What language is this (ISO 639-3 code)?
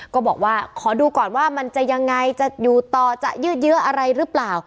tha